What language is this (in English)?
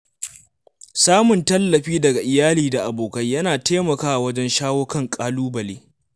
Hausa